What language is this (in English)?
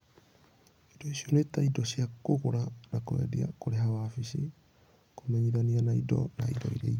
Kikuyu